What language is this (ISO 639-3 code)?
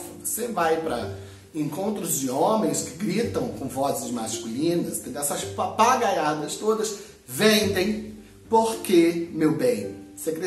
por